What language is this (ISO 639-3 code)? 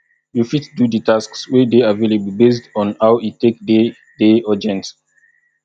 pcm